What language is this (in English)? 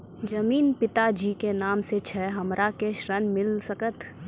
Maithili